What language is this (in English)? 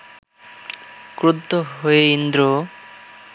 Bangla